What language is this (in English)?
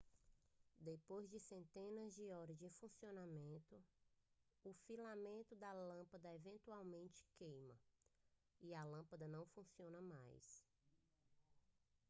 Portuguese